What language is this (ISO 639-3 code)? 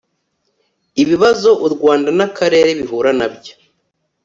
kin